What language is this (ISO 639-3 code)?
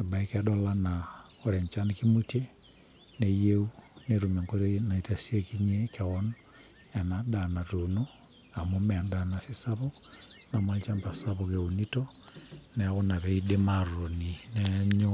mas